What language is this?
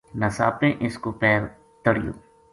Gujari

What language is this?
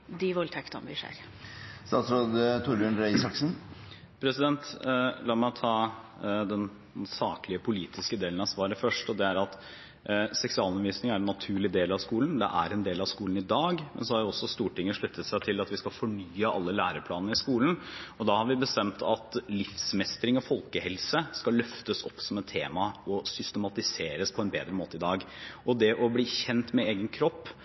Norwegian Bokmål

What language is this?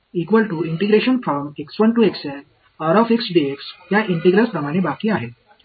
Marathi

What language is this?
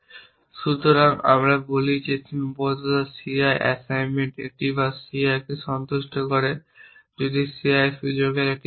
Bangla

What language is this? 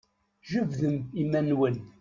Kabyle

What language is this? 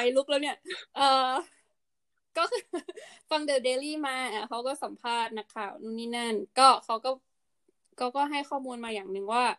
Thai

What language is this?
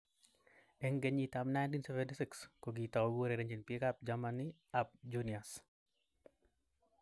Kalenjin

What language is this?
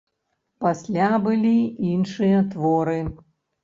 Belarusian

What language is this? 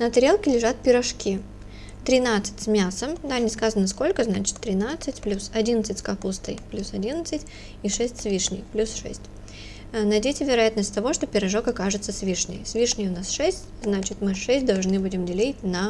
Russian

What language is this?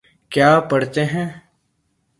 Urdu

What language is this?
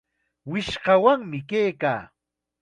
Chiquián Ancash Quechua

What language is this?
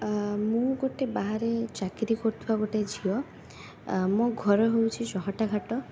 Odia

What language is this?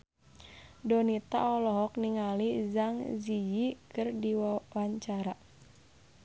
Sundanese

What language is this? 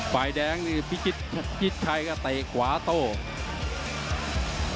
Thai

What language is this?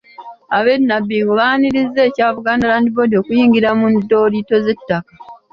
Ganda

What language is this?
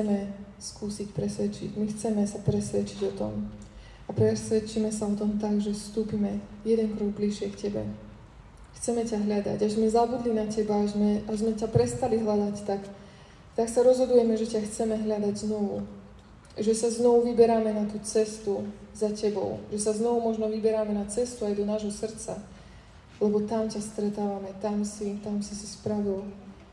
Slovak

